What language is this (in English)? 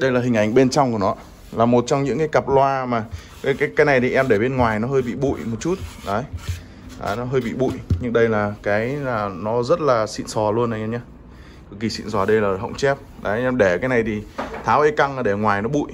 Vietnamese